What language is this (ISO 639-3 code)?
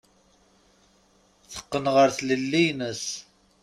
kab